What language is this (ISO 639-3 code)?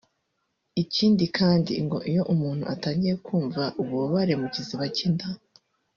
kin